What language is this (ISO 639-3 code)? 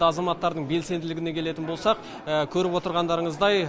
kaz